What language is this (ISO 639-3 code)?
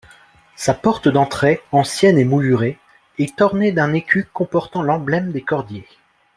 fra